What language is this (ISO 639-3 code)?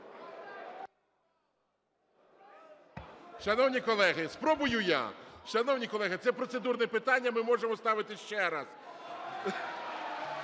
ukr